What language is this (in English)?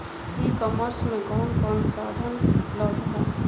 Bhojpuri